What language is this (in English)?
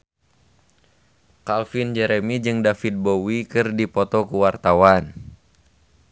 Sundanese